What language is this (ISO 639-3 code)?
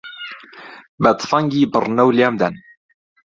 ckb